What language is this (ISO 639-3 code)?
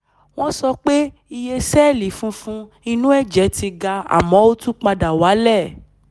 yor